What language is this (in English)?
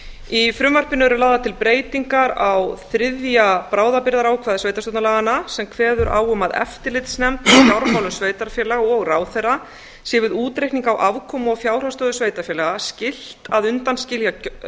Icelandic